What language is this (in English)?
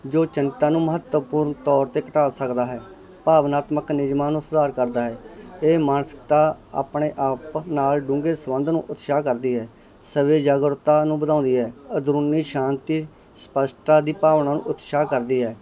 Punjabi